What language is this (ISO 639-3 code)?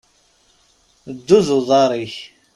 kab